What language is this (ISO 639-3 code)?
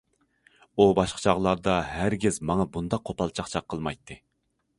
uig